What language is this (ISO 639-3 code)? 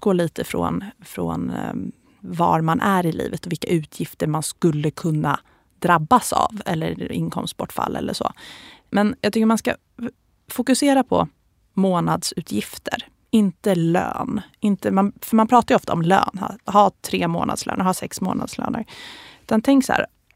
swe